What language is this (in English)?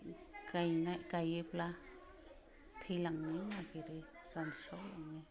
Bodo